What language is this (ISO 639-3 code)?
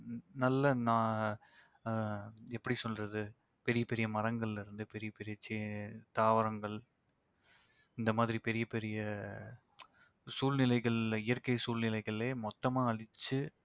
tam